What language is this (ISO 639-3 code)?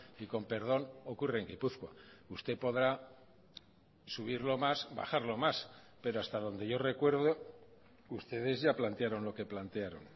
spa